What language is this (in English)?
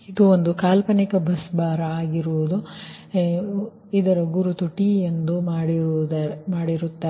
Kannada